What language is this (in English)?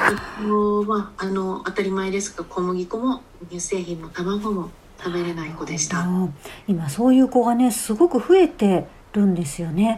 Japanese